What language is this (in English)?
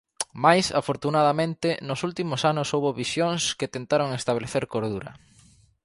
Galician